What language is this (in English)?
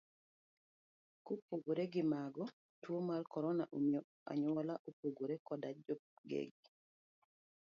Luo (Kenya and Tanzania)